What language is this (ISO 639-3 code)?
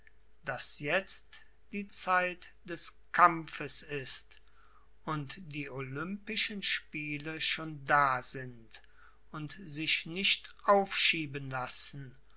deu